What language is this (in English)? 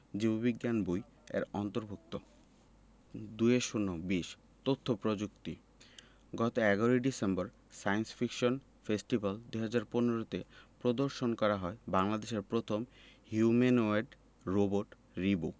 Bangla